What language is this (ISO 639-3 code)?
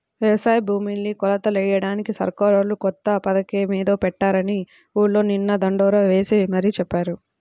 tel